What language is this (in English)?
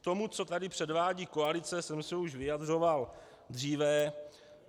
Czech